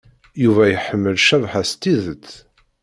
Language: Kabyle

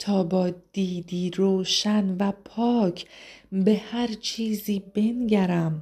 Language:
Persian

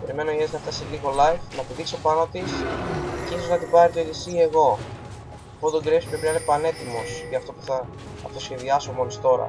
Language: Greek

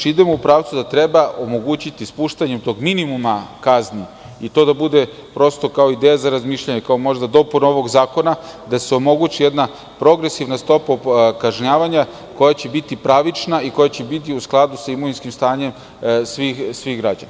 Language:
Serbian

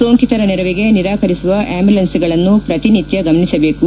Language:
Kannada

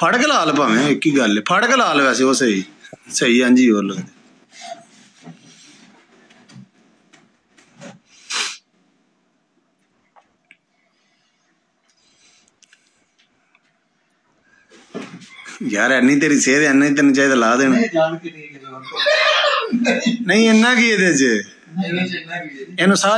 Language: Arabic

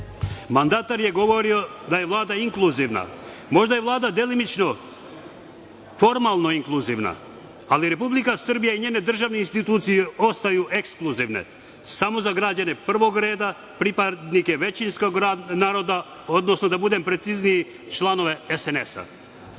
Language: Serbian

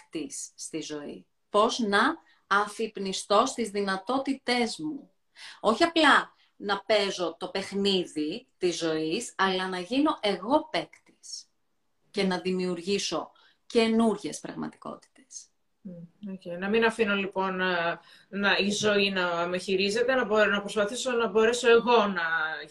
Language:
Greek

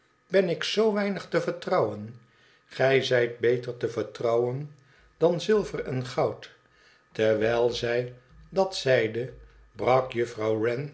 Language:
Dutch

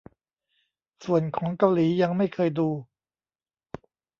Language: Thai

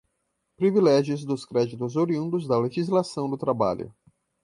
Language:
Portuguese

